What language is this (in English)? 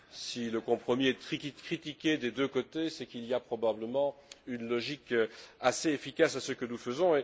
French